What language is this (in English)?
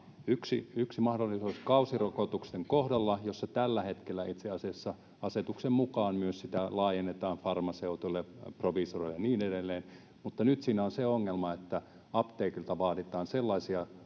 Finnish